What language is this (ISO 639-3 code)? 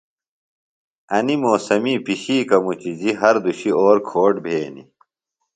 phl